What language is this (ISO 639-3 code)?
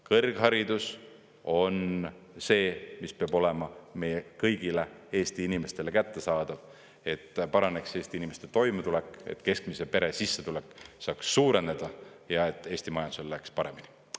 est